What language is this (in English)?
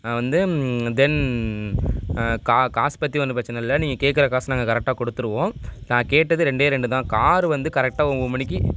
Tamil